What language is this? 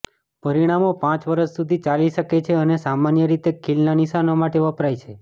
Gujarati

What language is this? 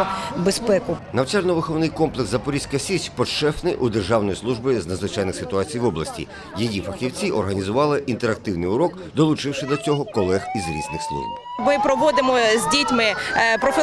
Ukrainian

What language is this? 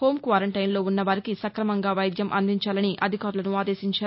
Telugu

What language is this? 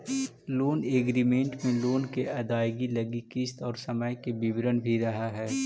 Magahi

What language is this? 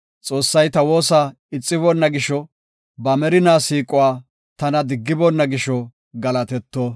Gofa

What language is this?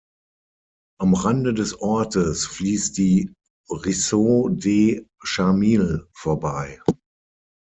German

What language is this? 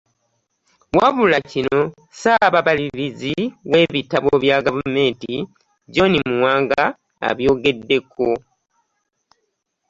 Ganda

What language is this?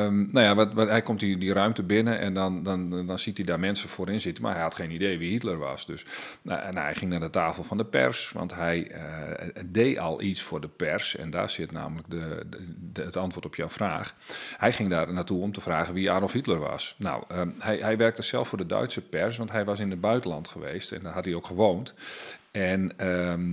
Dutch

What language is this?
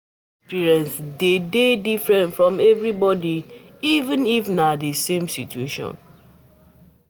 Nigerian Pidgin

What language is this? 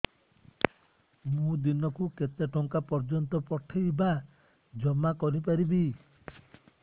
Odia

